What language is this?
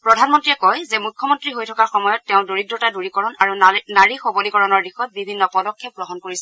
Assamese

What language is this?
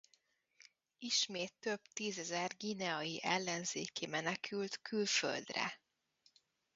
Hungarian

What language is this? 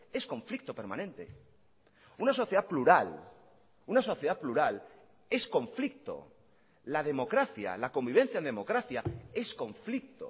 Spanish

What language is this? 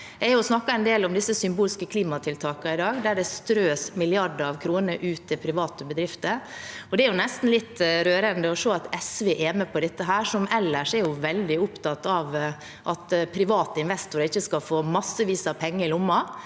Norwegian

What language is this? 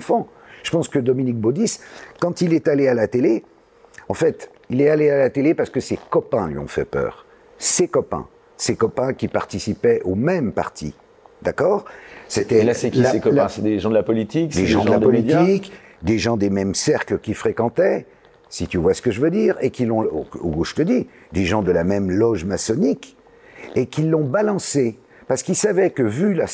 French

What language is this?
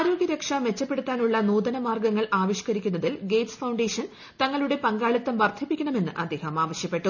Malayalam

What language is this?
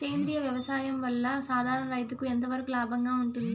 Telugu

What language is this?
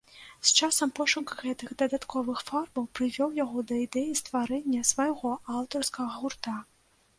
Belarusian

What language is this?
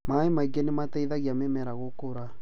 Kikuyu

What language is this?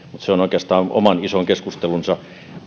Finnish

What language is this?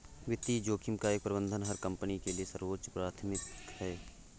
Hindi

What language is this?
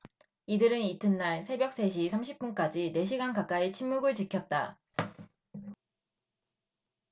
Korean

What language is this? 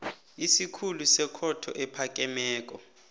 South Ndebele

